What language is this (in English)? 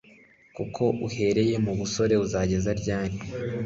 Kinyarwanda